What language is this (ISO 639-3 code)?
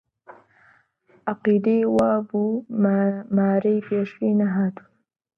ckb